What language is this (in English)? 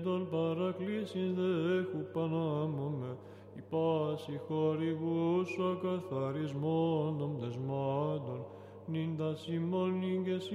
Greek